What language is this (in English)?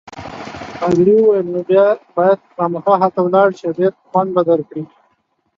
Pashto